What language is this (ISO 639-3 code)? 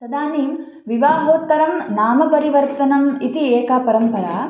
san